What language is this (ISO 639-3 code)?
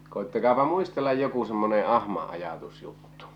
fin